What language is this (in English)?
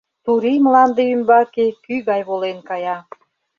Mari